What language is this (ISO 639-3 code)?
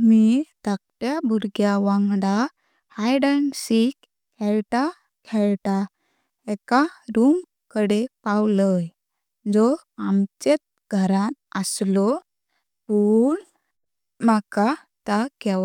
kok